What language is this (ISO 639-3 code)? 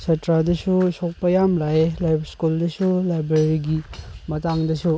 mni